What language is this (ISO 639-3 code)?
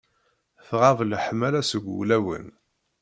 kab